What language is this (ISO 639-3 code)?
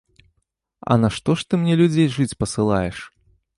bel